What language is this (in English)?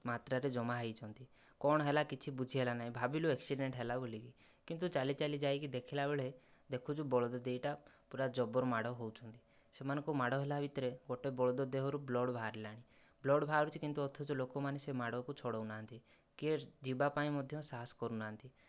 Odia